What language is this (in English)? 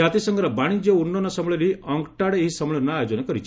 Odia